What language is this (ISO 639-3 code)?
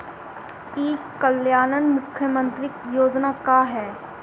bho